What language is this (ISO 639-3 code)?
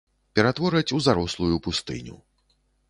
bel